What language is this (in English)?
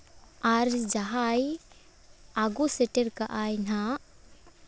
Santali